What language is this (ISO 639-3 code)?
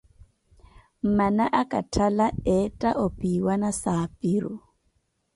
eko